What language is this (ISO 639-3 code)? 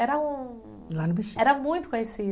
por